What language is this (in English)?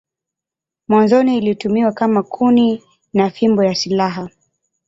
Swahili